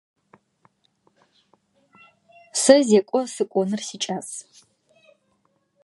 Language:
Adyghe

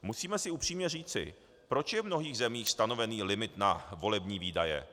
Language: Czech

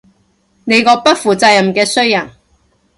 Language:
Cantonese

